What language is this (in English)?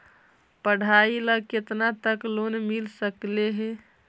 Magahi